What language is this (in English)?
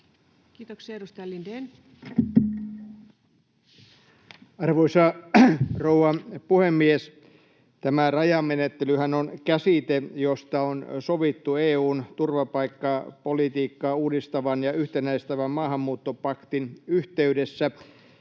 Finnish